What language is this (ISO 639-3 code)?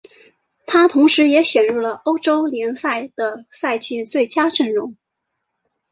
zho